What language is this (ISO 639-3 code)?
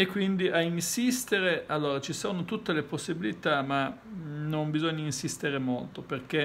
ita